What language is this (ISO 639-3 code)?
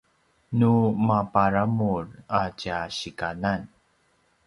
pwn